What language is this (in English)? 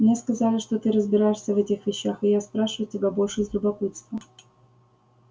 Russian